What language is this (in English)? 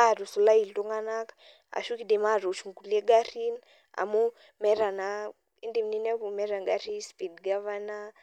Masai